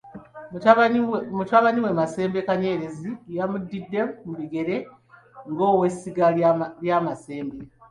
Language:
Ganda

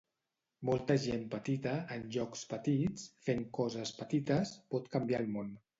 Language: Catalan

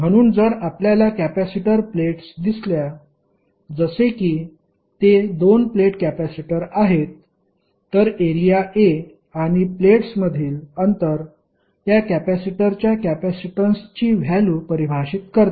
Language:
Marathi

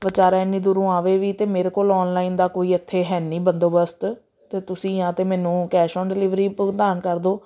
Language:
Punjabi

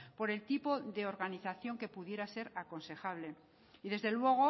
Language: Spanish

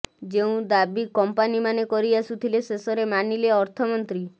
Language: Odia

